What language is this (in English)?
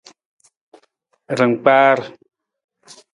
Nawdm